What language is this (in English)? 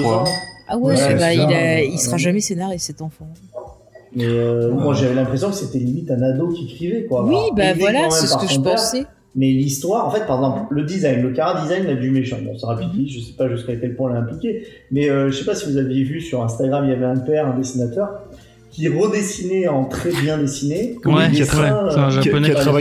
French